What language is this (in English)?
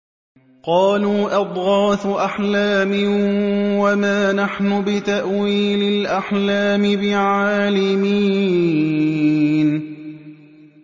Arabic